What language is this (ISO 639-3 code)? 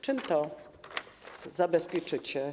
pol